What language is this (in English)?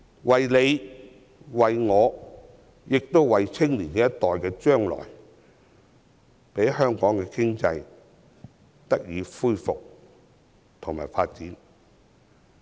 Cantonese